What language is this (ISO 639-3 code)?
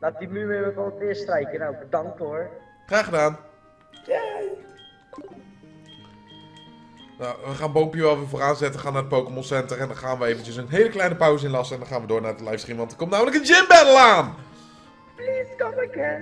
nld